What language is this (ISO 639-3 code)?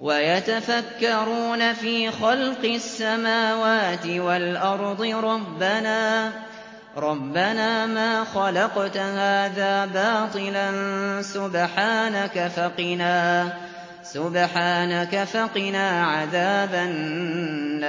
ara